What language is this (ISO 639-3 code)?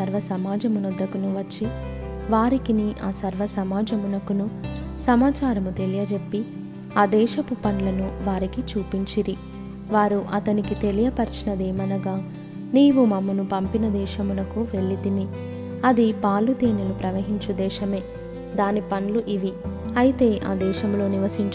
tel